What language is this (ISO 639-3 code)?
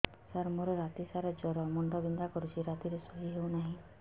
ori